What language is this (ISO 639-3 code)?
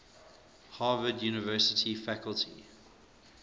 eng